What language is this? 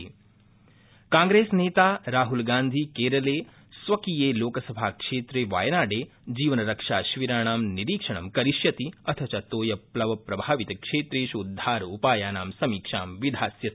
Sanskrit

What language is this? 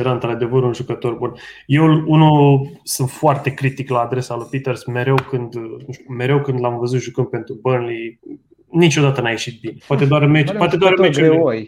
Romanian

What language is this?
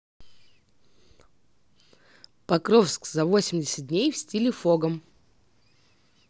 Russian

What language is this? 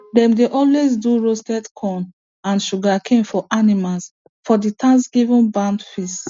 Nigerian Pidgin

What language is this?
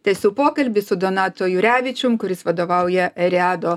Lithuanian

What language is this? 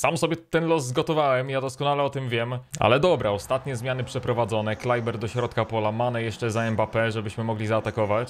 Polish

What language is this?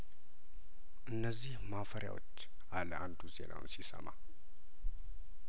Amharic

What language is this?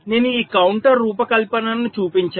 Telugu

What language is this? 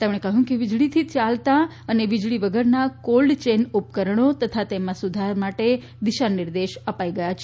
Gujarati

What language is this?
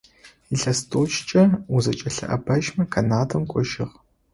Adyghe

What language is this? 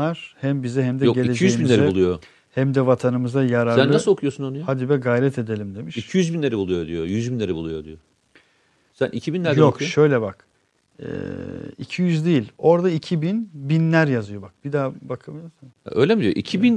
Turkish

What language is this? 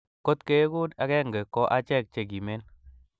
Kalenjin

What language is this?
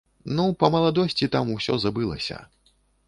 Belarusian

